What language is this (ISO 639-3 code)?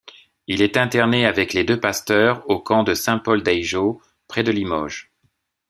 fra